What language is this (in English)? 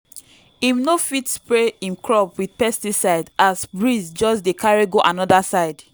Nigerian Pidgin